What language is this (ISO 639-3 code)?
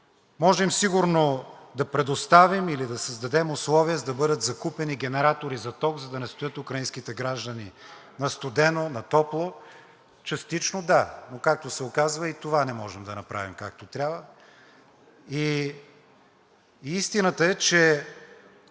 bul